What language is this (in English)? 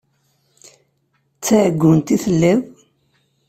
Kabyle